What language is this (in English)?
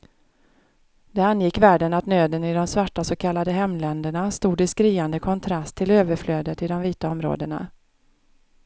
Swedish